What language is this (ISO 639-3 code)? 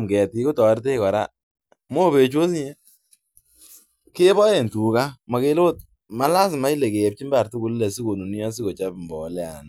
kln